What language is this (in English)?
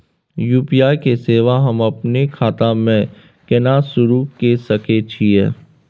Maithili